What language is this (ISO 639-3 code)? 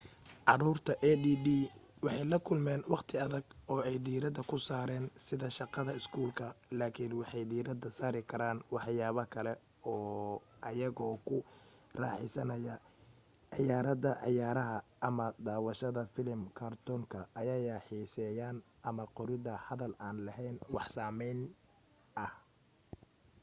som